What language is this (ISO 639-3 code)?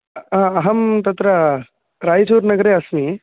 san